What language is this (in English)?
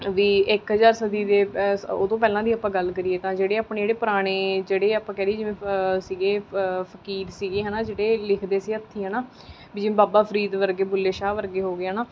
Punjabi